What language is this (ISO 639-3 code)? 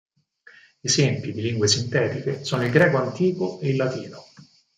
ita